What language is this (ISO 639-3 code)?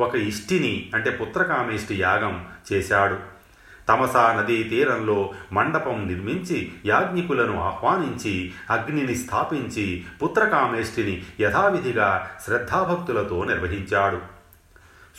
tel